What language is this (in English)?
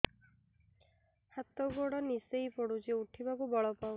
Odia